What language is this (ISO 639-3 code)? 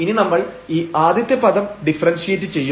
mal